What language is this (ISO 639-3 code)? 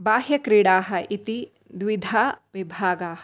san